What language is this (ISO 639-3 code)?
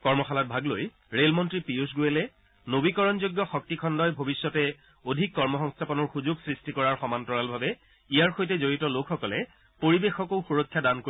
asm